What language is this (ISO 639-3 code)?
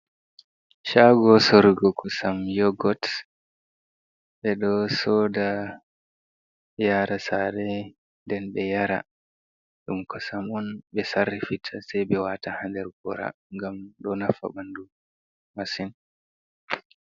ful